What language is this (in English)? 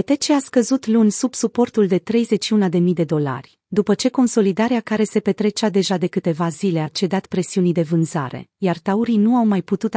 Romanian